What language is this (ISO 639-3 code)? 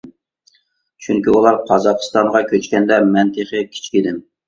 uig